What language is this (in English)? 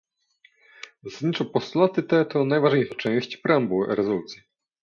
Polish